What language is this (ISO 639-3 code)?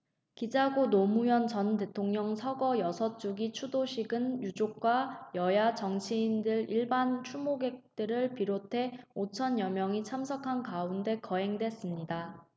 kor